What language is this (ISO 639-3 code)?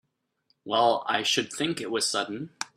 eng